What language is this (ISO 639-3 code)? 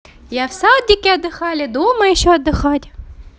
rus